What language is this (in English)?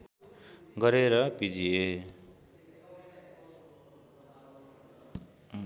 Nepali